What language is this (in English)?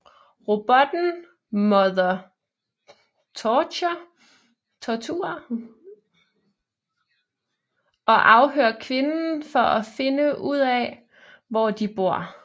Danish